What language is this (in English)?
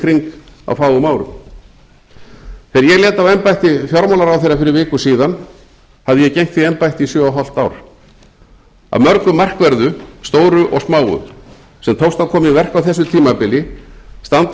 Icelandic